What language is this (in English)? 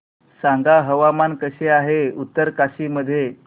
Marathi